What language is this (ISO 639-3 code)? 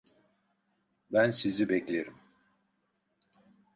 tur